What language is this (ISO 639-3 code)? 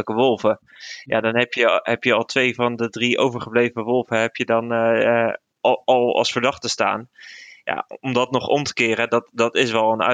nld